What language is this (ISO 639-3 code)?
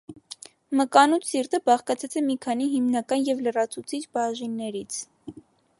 hye